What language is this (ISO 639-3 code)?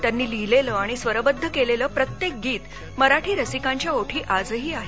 mar